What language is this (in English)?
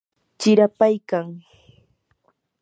Yanahuanca Pasco Quechua